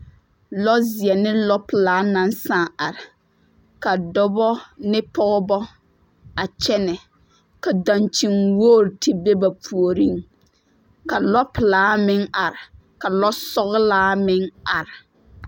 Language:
Southern Dagaare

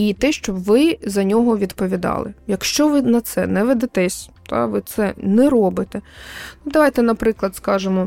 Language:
Ukrainian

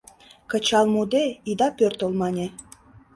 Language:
Mari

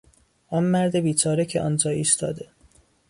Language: Persian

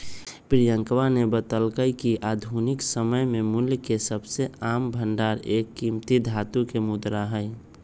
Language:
Magahi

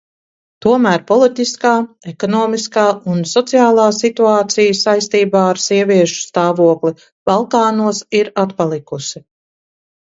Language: Latvian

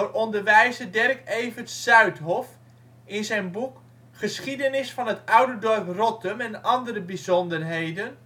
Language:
Dutch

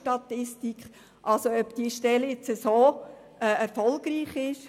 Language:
Swiss German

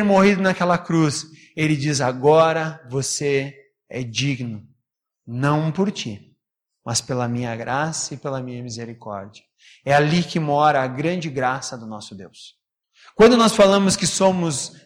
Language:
Portuguese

